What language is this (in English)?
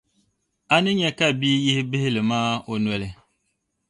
Dagbani